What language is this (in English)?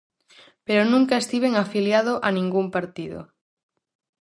Galician